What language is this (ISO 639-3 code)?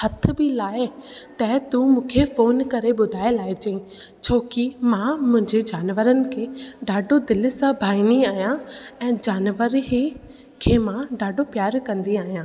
snd